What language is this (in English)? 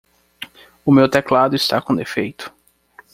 Portuguese